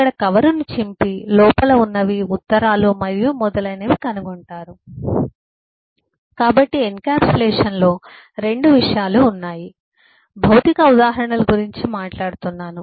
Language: Telugu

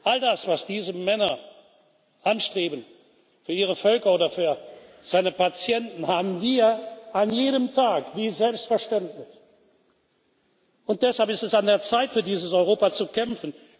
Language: German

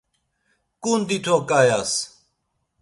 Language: Laz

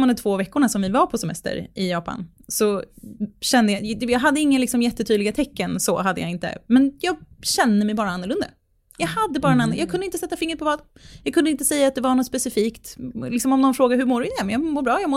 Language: Swedish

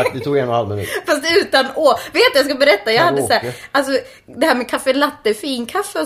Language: Swedish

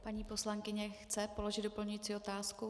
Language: Czech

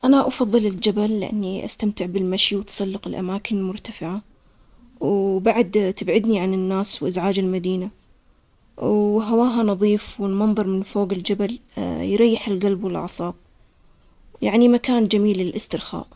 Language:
Omani Arabic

